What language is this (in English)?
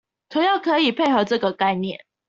Chinese